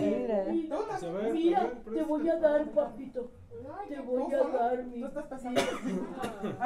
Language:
Spanish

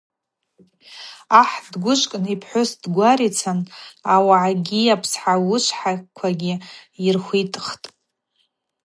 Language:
Abaza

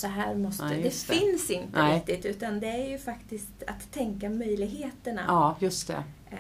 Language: Swedish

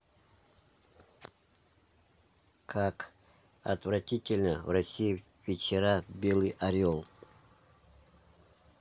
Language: Russian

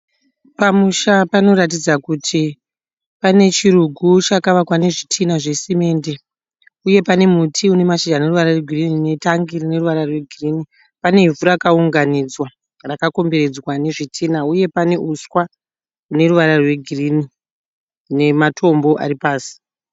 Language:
Shona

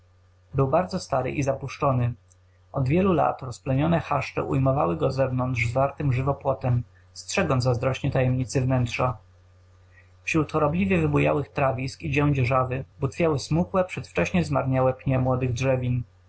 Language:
Polish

